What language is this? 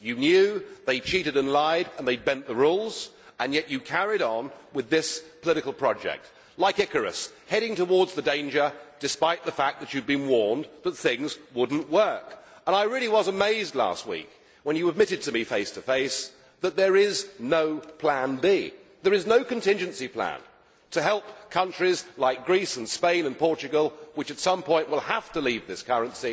English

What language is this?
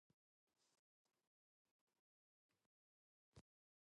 English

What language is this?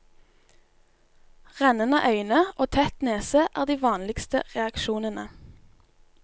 Norwegian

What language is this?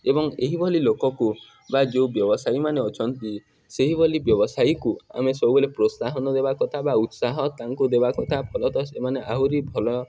Odia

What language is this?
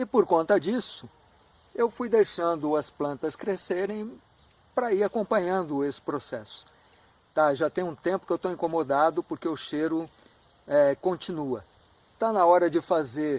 Portuguese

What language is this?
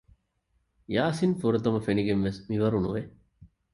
Divehi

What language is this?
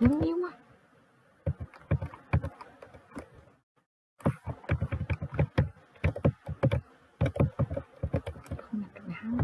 Vietnamese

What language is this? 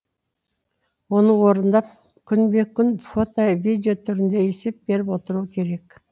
Kazakh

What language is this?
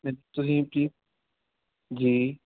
Punjabi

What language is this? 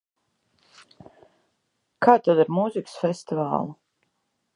Latvian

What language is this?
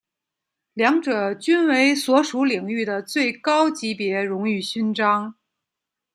Chinese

